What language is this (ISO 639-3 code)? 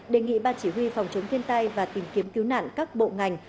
vie